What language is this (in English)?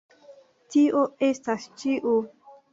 Esperanto